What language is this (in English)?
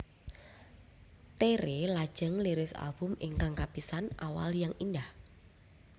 Javanese